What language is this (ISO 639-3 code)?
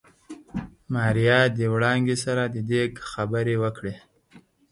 pus